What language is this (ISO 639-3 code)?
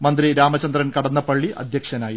mal